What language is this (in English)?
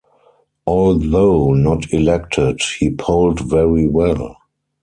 English